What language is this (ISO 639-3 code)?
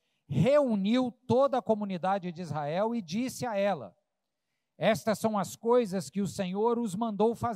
por